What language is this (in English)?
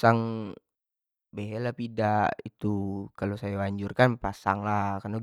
Jambi Malay